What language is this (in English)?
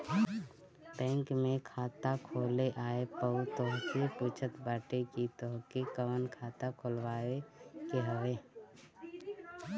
Bhojpuri